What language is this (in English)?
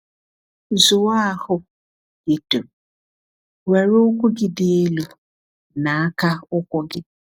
Igbo